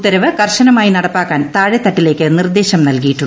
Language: Malayalam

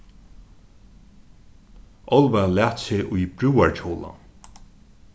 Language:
Faroese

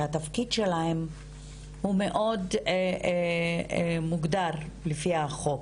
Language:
Hebrew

